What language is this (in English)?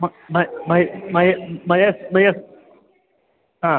Sanskrit